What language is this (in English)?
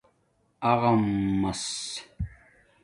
Domaaki